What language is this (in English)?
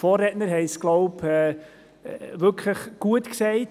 Swiss German